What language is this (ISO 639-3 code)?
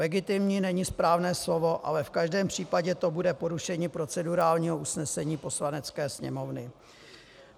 ces